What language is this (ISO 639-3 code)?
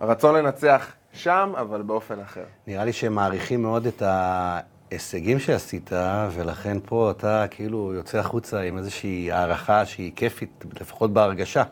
heb